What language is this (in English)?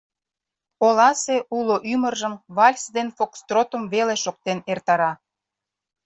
Mari